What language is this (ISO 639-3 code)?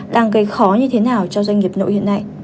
vie